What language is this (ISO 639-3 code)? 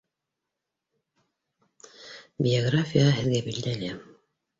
bak